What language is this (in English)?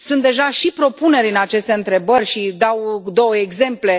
Romanian